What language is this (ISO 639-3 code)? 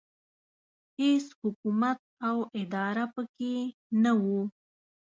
pus